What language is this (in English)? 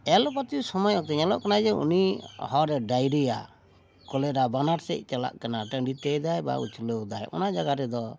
Santali